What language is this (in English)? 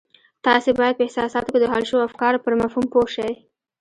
Pashto